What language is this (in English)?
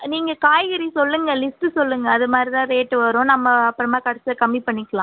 Tamil